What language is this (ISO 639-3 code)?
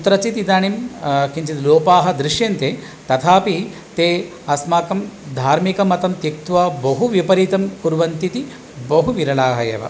san